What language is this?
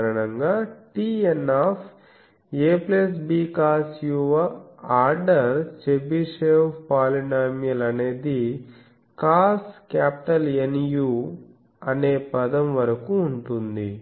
Telugu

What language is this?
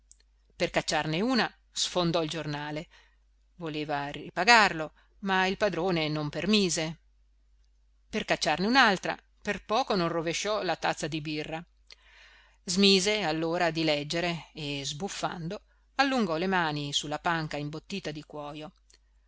Italian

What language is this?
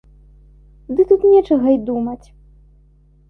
Belarusian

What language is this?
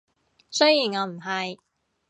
Cantonese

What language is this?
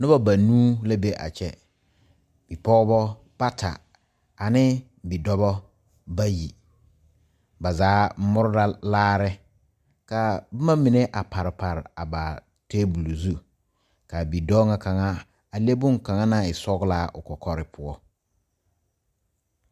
Southern Dagaare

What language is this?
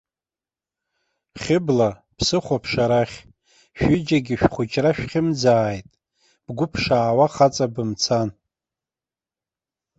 Abkhazian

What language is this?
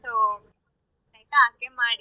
Kannada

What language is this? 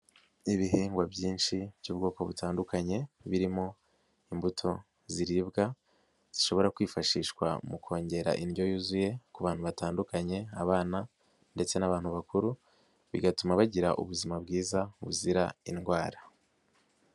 Kinyarwanda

